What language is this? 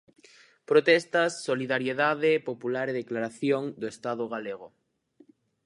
Galician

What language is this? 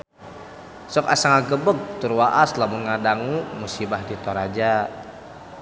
Sundanese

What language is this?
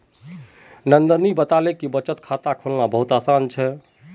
Magahi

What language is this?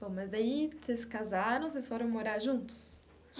Portuguese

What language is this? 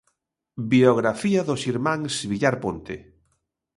Galician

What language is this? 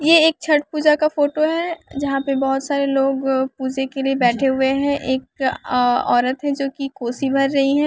Hindi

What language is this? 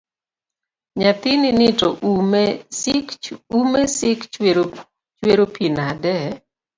Luo (Kenya and Tanzania)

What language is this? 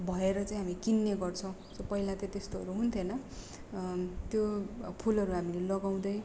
Nepali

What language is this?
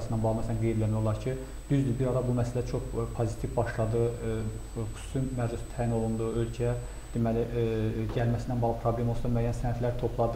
Turkish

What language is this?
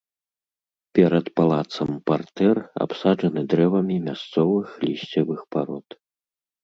Belarusian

